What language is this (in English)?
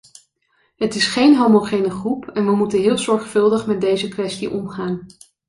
Dutch